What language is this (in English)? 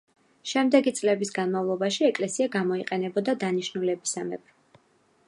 Georgian